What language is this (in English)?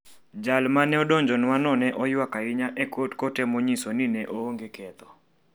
Luo (Kenya and Tanzania)